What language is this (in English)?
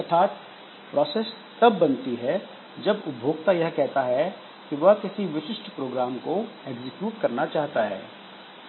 Hindi